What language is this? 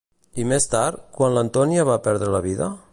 Catalan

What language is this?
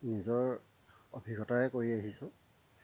Assamese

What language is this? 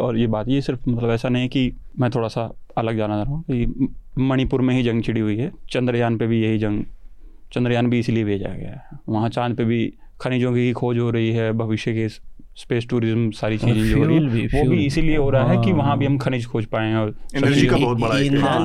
Hindi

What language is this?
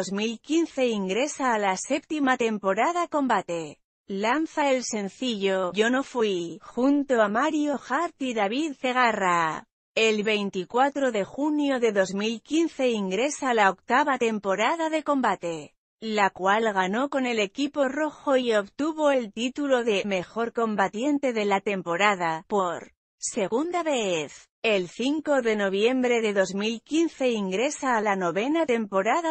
Spanish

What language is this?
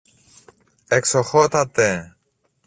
Greek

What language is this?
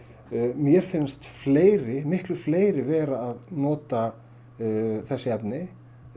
Icelandic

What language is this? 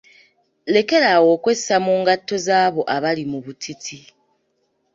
Ganda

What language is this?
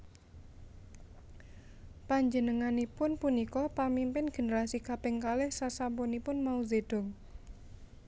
Javanese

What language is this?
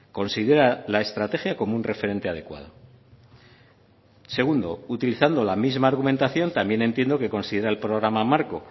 Spanish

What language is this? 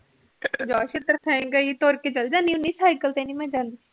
Punjabi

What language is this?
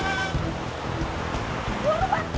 Indonesian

